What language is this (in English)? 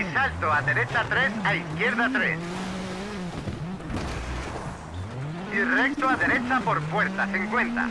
Spanish